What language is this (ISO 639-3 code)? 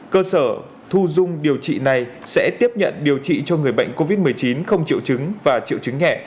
vie